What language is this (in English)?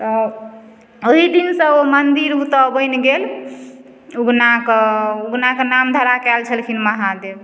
Maithili